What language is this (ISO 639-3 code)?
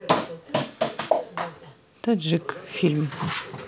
rus